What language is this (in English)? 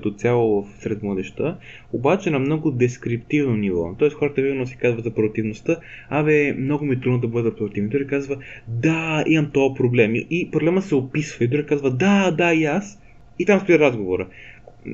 Bulgarian